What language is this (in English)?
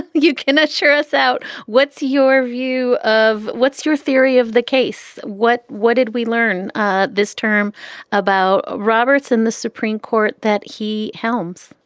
English